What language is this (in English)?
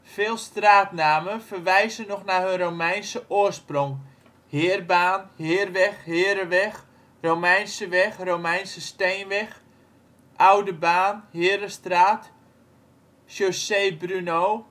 Dutch